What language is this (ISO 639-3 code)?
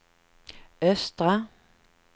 swe